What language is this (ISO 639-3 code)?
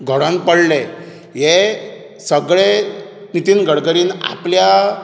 kok